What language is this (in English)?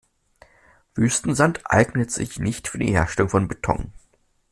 German